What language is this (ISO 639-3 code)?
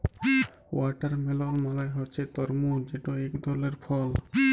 ben